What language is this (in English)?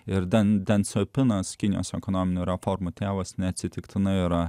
Lithuanian